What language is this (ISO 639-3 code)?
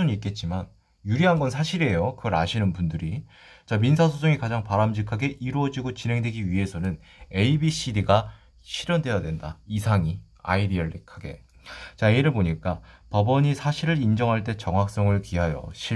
kor